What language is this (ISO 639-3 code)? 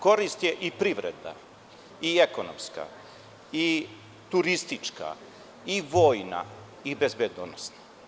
srp